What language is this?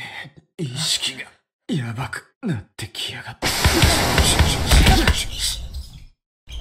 Japanese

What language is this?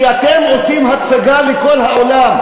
Hebrew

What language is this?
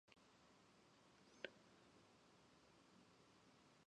Japanese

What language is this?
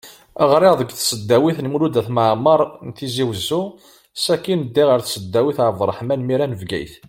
Kabyle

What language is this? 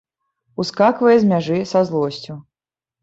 Belarusian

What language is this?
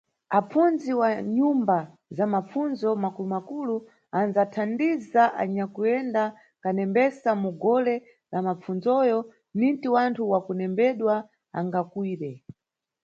Nyungwe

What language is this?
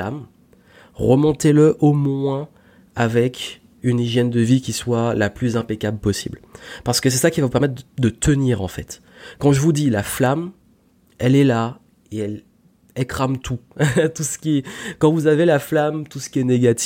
French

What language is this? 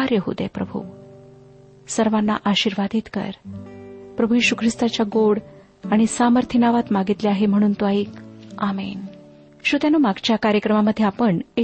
Marathi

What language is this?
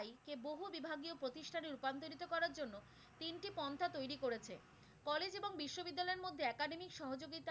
Bangla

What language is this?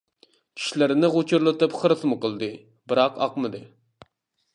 Uyghur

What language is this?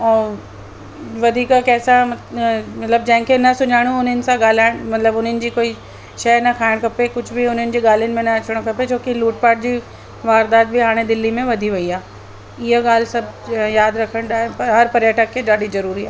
Sindhi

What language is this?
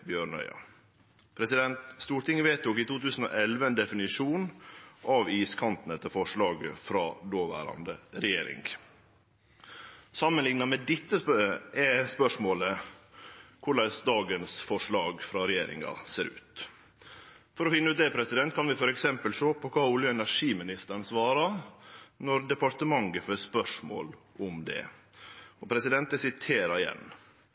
Norwegian Nynorsk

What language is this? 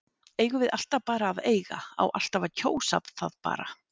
Icelandic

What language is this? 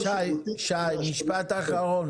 Hebrew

